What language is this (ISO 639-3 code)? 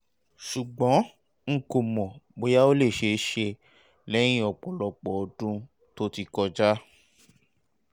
yor